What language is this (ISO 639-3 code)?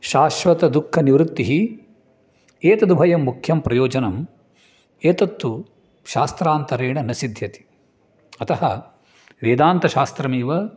san